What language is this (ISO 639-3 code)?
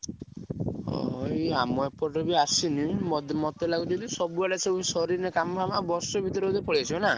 ori